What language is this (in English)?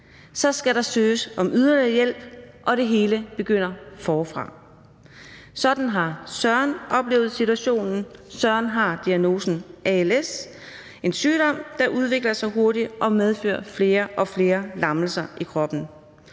Danish